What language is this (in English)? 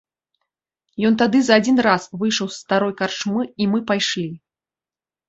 Belarusian